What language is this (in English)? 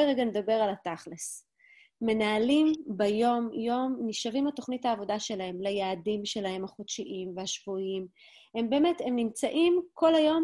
Hebrew